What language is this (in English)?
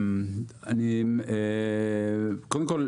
Hebrew